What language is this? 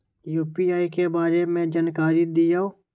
Magahi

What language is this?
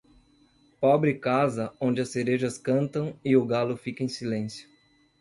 Portuguese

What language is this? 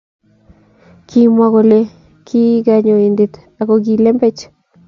Kalenjin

